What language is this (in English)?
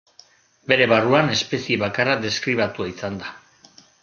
Basque